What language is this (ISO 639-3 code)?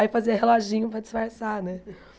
por